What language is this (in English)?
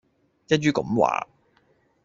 Cantonese